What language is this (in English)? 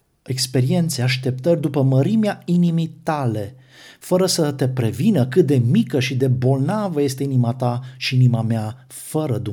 Romanian